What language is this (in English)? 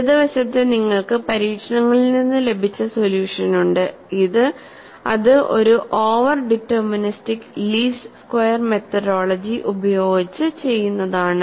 Malayalam